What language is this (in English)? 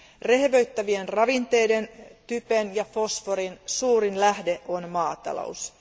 Finnish